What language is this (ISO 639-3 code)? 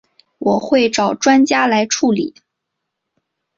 zho